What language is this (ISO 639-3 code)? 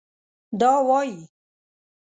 pus